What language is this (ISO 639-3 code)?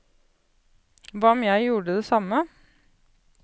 nor